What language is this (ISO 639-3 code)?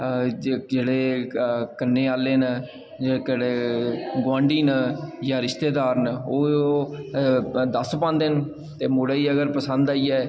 doi